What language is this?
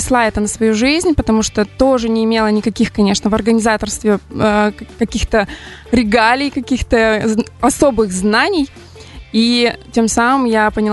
Russian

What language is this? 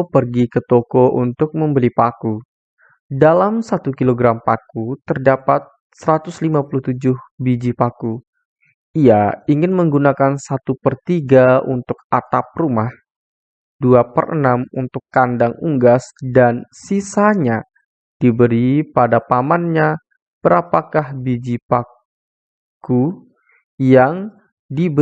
Indonesian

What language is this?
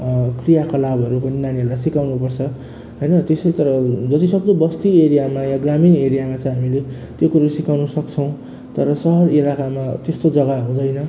Nepali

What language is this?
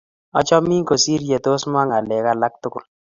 Kalenjin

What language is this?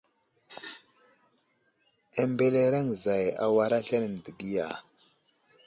Wuzlam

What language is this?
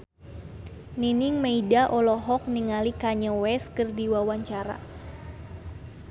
Sundanese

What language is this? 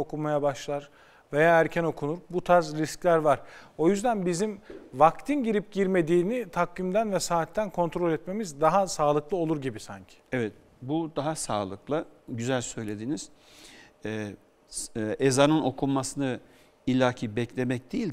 Turkish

